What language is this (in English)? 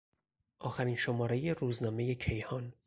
Persian